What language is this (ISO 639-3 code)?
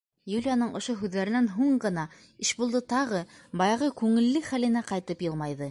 bak